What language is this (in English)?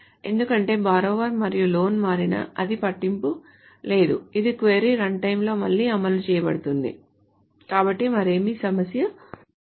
Telugu